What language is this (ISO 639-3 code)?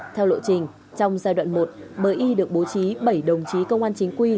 vie